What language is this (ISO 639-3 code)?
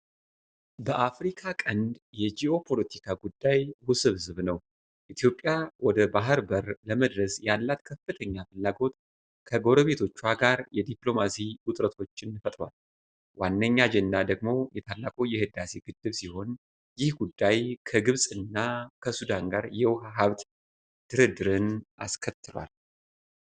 amh